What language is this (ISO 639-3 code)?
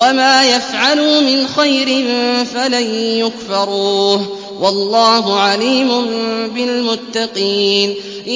ara